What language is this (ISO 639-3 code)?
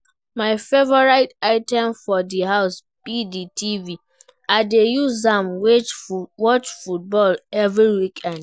pcm